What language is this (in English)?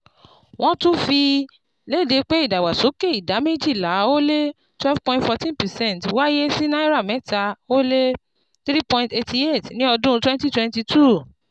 Yoruba